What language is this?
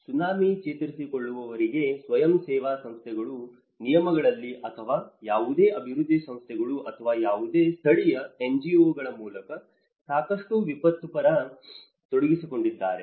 Kannada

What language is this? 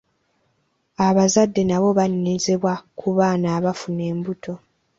Ganda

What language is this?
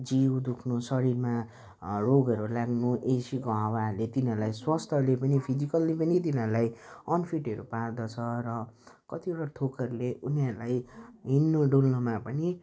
Nepali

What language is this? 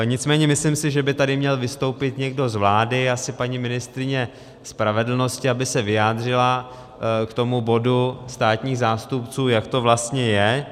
Czech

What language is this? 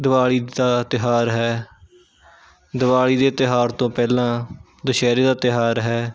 Punjabi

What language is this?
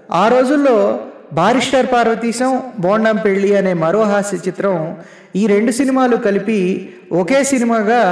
Telugu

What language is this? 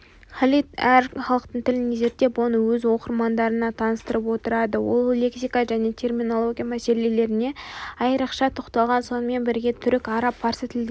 Kazakh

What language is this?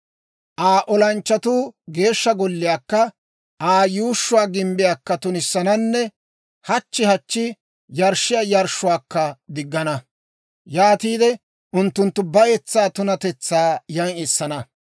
Dawro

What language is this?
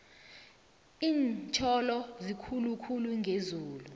South Ndebele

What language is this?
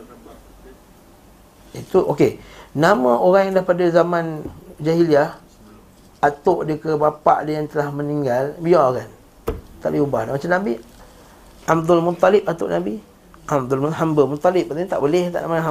Malay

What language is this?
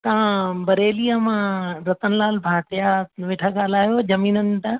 Sindhi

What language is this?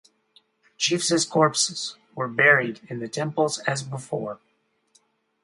English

